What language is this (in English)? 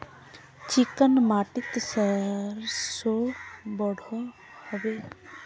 Magahi